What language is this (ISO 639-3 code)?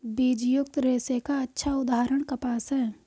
hin